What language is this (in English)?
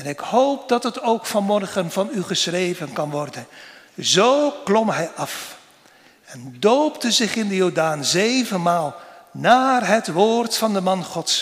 Dutch